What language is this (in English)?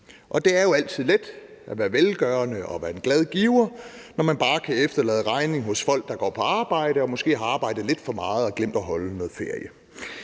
Danish